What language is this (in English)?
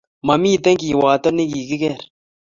Kalenjin